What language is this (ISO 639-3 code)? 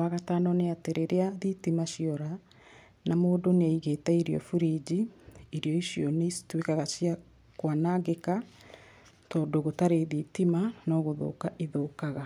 kik